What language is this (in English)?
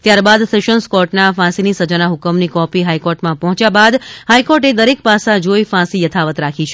Gujarati